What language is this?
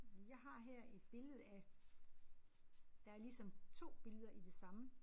Danish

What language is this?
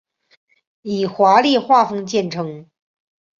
Chinese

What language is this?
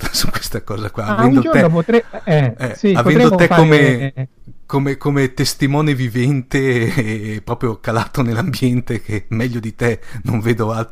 Italian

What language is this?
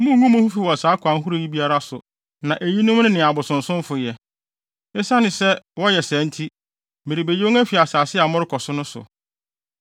Akan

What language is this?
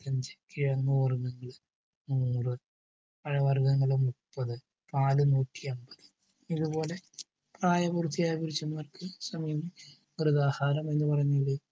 Malayalam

